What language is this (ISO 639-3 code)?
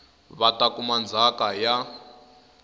tso